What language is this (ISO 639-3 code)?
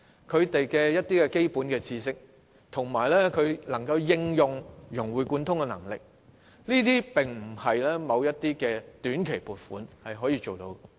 yue